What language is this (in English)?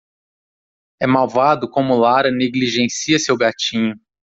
Portuguese